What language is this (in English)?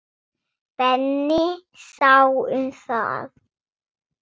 Icelandic